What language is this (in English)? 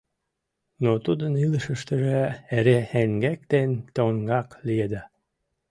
Mari